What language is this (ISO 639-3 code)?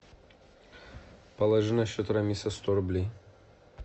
rus